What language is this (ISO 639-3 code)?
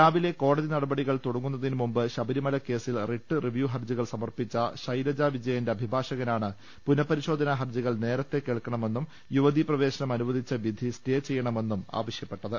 mal